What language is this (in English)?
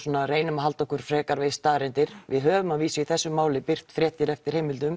Icelandic